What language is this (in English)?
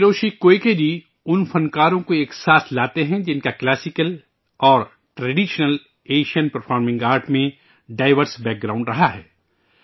Urdu